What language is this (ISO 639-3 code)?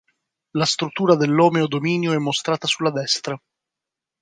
ita